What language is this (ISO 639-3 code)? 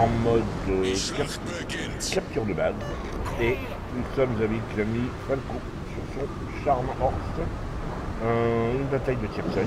fra